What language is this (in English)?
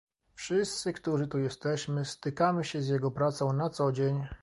Polish